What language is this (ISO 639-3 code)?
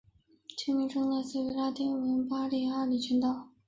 zho